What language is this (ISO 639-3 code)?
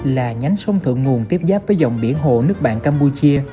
vie